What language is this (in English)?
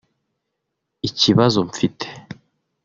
Kinyarwanda